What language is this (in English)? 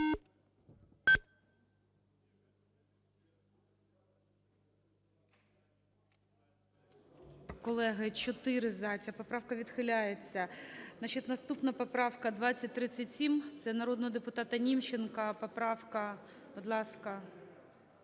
Ukrainian